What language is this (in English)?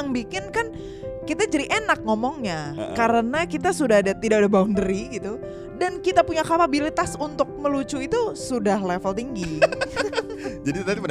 Indonesian